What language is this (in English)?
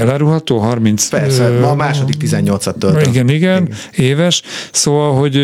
Hungarian